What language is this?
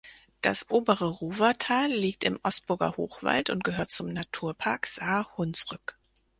German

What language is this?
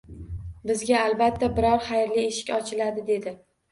Uzbek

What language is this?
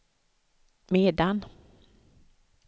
Swedish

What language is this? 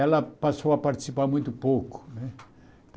Portuguese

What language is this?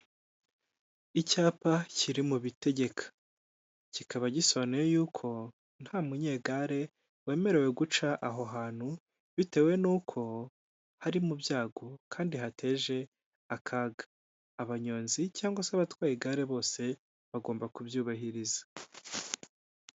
Kinyarwanda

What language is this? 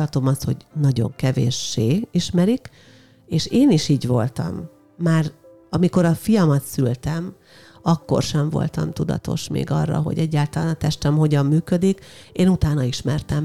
Hungarian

